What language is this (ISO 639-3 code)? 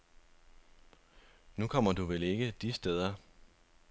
dan